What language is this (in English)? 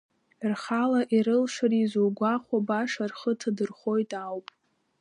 Abkhazian